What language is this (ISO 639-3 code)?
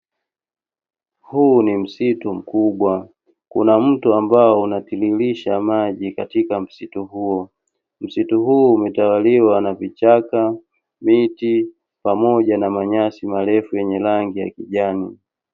swa